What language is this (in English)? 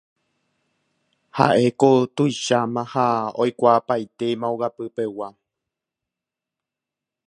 Guarani